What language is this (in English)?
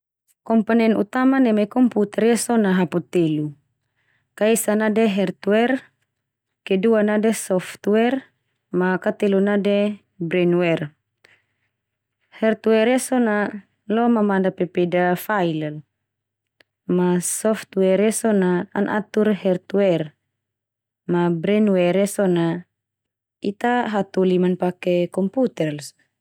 Termanu